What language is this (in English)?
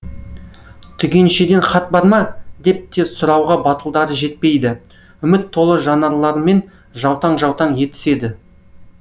Kazakh